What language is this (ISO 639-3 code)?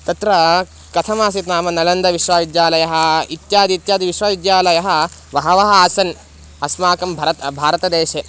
san